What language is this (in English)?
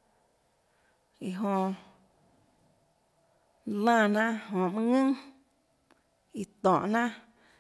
Tlacoatzintepec Chinantec